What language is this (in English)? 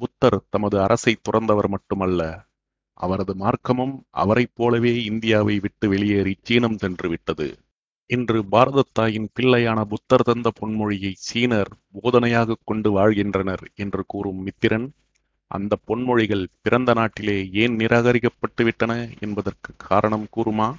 Tamil